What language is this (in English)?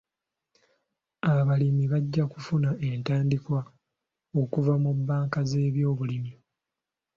Ganda